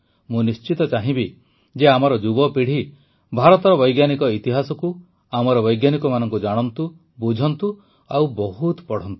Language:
Odia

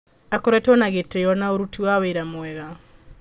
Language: Kikuyu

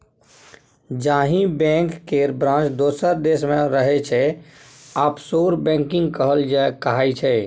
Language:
Maithili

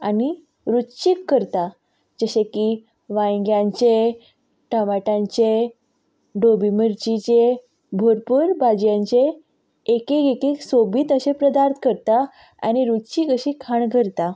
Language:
Konkani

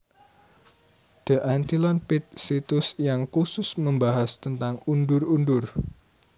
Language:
Javanese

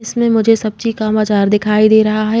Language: Hindi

